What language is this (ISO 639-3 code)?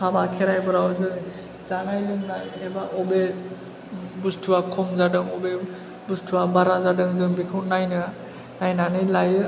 brx